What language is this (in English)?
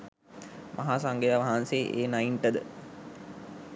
Sinhala